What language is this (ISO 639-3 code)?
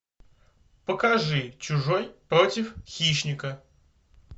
rus